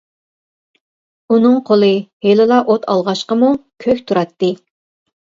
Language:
Uyghur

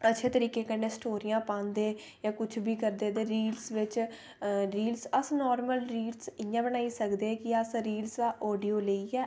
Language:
Dogri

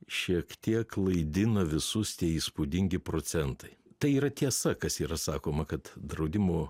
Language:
Lithuanian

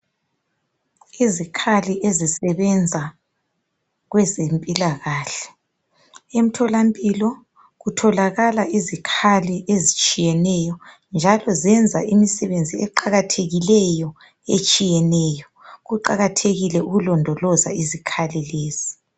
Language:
North Ndebele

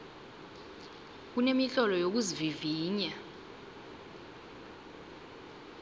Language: South Ndebele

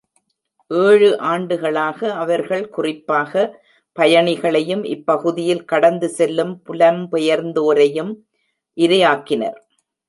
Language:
Tamil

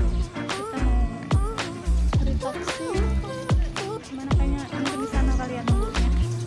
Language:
Indonesian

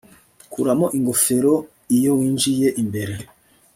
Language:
Kinyarwanda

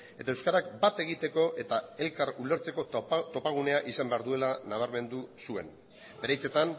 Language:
Basque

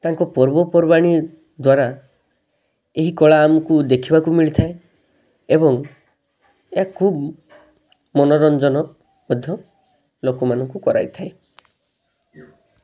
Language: Odia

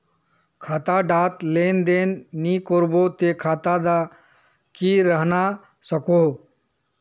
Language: Magahi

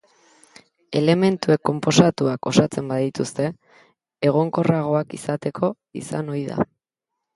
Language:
Basque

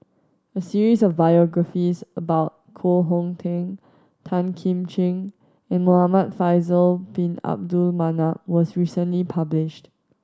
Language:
English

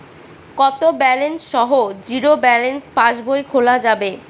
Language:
Bangla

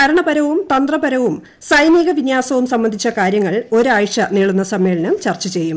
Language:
Malayalam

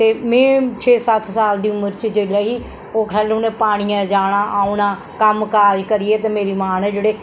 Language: Dogri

